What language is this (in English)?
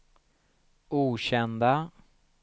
Swedish